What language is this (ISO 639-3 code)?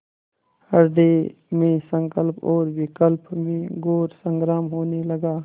hin